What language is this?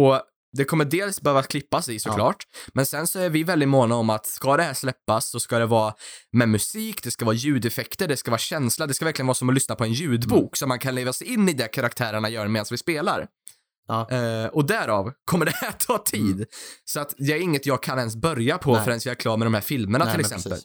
Swedish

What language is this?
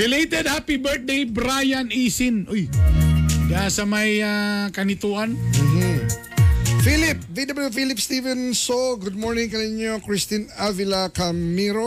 Filipino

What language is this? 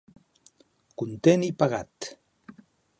Catalan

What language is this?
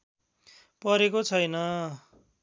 Nepali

